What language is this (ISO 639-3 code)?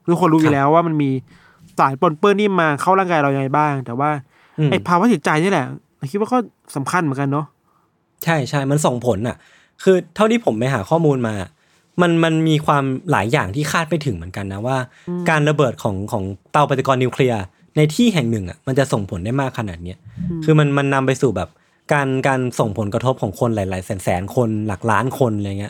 tha